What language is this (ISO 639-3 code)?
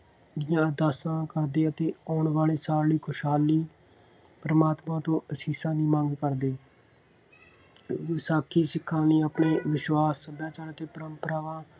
pan